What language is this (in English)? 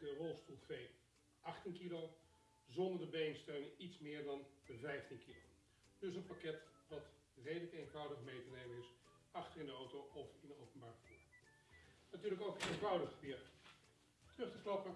Dutch